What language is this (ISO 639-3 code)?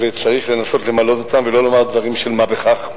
heb